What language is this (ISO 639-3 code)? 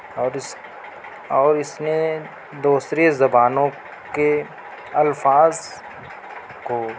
urd